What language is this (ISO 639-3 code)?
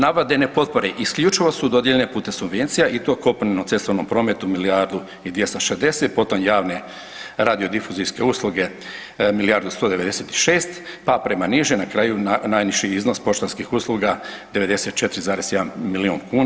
hrv